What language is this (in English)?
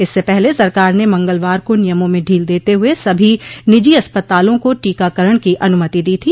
Hindi